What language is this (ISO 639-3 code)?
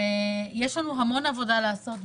heb